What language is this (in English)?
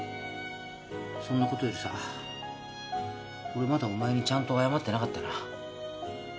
Japanese